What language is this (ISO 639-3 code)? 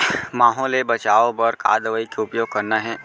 hne